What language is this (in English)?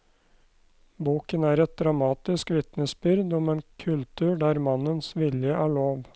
Norwegian